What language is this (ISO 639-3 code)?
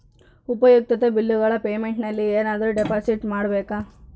kan